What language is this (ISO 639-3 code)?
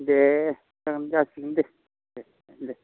brx